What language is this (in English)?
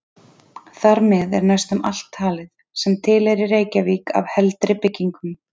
Icelandic